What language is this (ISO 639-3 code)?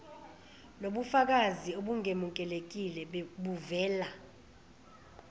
zul